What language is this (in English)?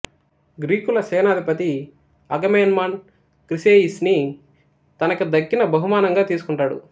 Telugu